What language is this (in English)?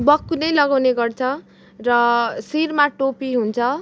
Nepali